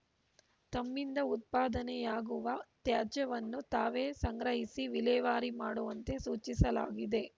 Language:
Kannada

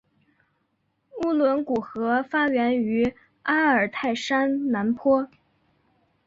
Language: Chinese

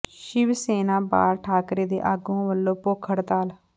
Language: Punjabi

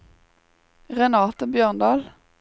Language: Norwegian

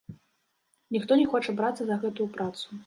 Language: Belarusian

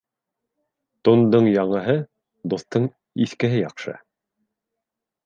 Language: Bashkir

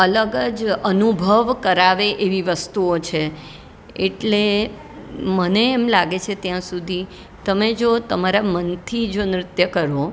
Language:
Gujarati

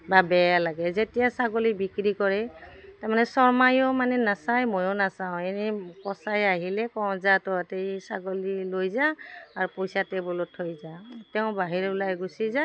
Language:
Assamese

